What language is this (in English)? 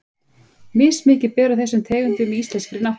Icelandic